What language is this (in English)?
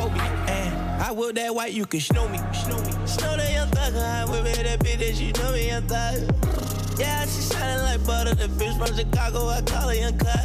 Dutch